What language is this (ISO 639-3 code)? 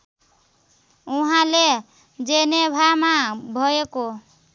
nep